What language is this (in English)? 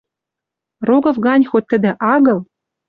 Western Mari